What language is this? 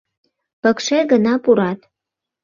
Mari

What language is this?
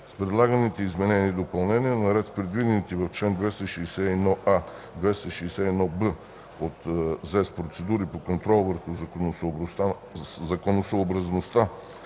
Bulgarian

